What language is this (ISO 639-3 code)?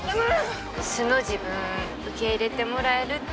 jpn